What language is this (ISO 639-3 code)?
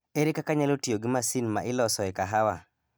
luo